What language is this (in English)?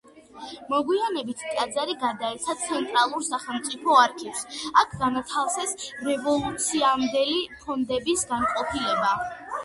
Georgian